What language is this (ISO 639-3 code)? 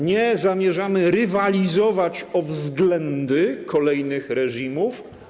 pol